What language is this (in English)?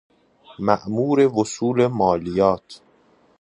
Persian